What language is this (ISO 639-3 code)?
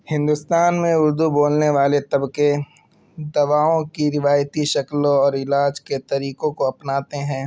urd